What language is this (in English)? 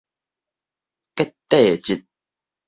Min Nan Chinese